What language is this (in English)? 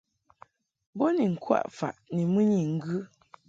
Mungaka